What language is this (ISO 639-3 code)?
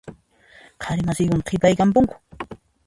qxp